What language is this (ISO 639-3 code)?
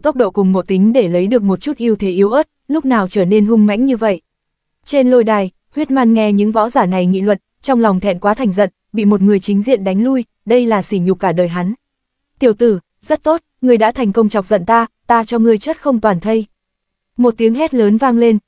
vie